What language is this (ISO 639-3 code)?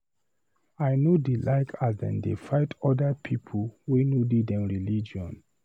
pcm